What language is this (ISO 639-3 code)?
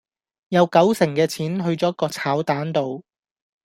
yue